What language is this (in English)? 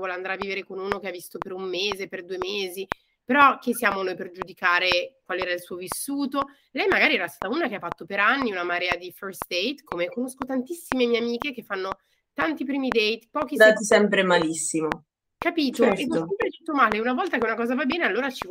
Italian